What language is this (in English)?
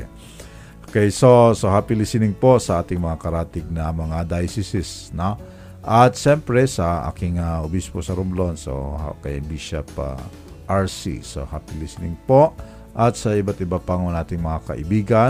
Filipino